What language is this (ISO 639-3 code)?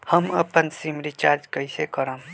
mag